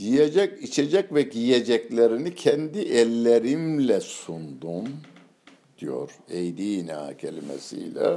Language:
Turkish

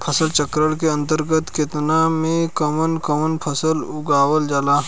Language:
Bhojpuri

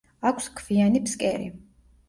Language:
Georgian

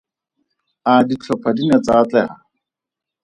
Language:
Tswana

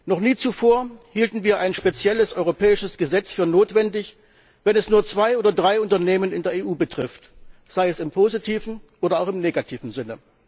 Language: German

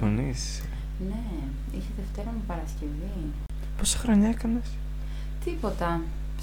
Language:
Greek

